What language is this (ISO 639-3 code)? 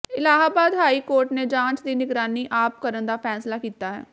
pan